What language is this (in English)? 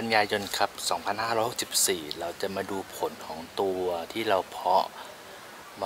Thai